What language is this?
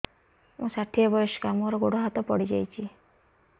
Odia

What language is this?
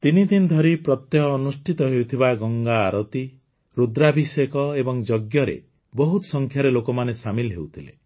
Odia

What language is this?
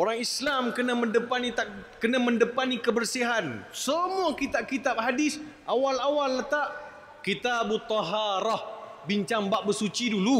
Malay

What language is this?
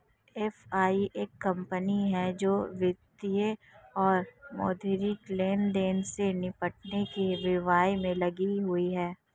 Hindi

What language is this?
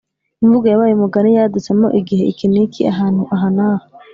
Kinyarwanda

